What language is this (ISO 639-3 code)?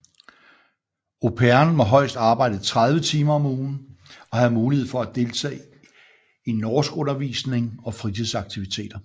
dan